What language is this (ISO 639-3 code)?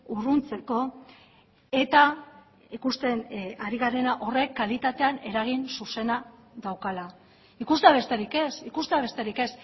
eus